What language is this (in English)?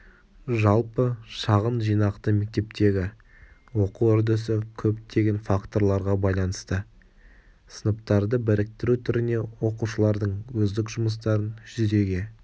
Kazakh